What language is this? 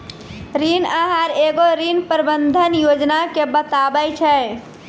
Maithili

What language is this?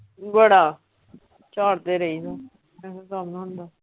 Punjabi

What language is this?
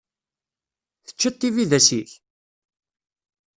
Kabyle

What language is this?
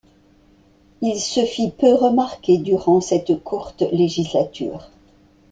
French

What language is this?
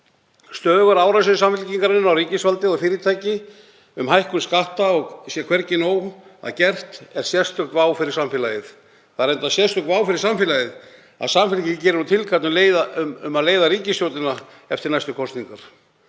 Icelandic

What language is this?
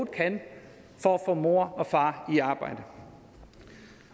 Danish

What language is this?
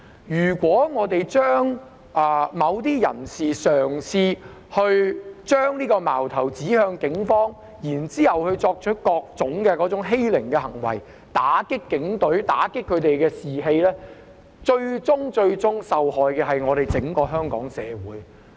Cantonese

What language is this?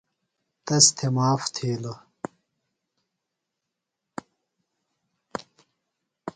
Phalura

